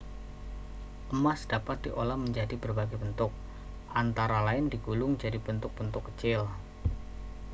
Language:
Indonesian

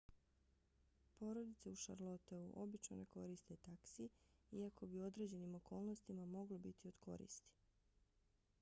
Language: Bosnian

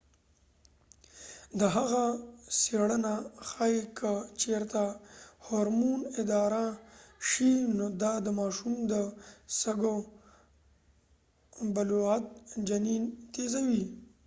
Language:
Pashto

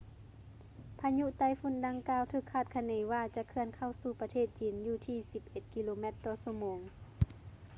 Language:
Lao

